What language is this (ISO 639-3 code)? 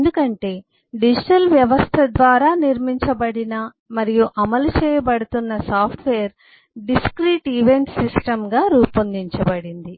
tel